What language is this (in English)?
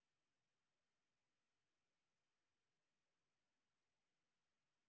Russian